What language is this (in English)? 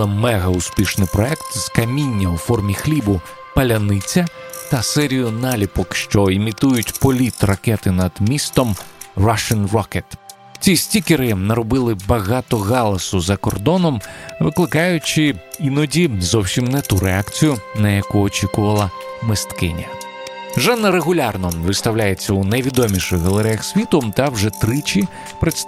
Ukrainian